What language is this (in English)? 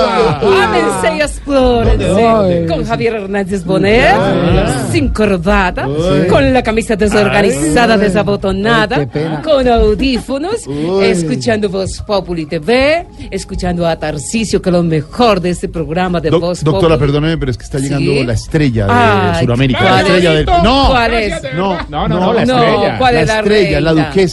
Spanish